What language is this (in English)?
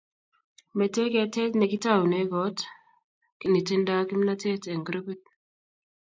Kalenjin